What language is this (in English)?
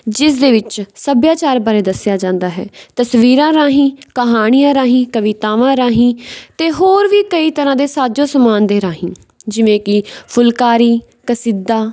Punjabi